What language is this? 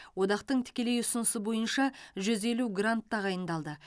Kazakh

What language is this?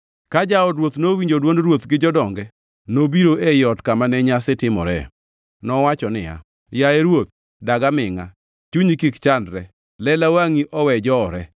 Luo (Kenya and Tanzania)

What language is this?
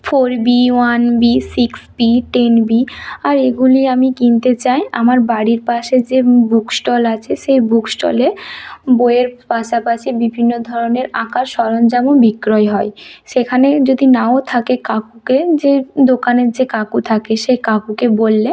Bangla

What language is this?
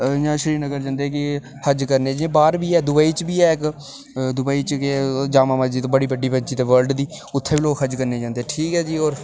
Dogri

